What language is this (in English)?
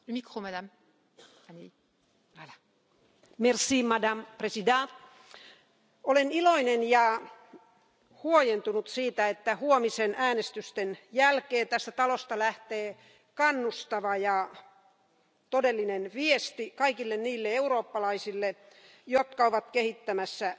Finnish